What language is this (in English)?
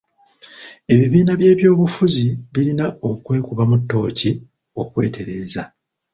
Ganda